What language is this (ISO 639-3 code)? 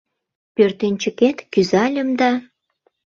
chm